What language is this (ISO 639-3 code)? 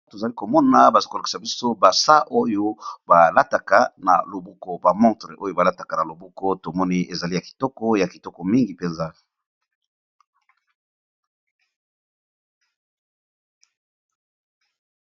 lin